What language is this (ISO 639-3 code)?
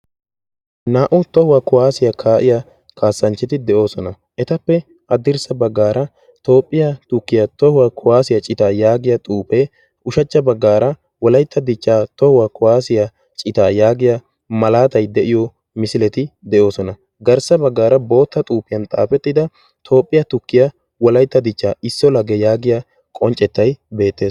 wal